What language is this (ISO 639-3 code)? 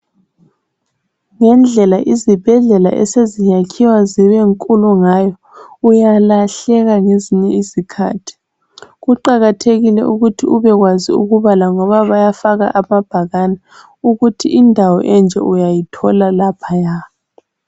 nde